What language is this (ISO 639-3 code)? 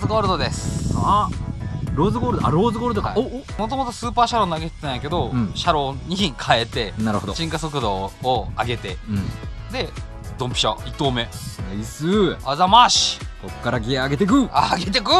jpn